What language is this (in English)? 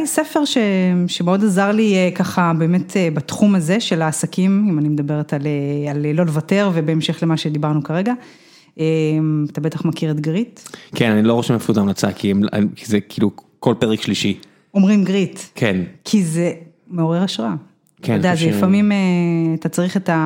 Hebrew